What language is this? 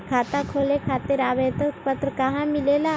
Magahi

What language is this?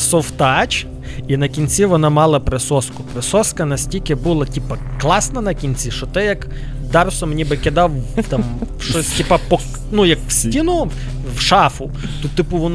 Ukrainian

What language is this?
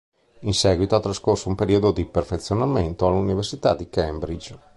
Italian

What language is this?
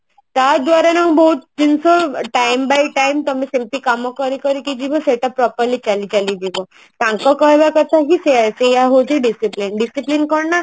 Odia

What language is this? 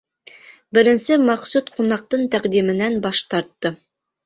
Bashkir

